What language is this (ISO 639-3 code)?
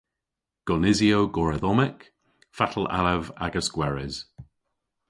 cor